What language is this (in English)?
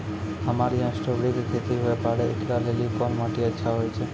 Maithili